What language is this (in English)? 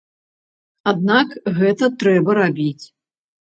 Belarusian